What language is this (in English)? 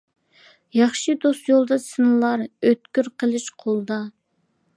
Uyghur